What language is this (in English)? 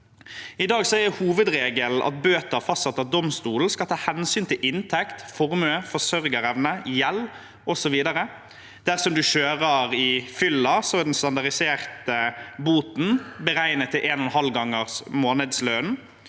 Norwegian